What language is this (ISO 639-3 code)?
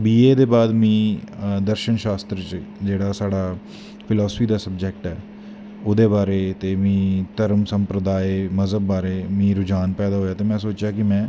doi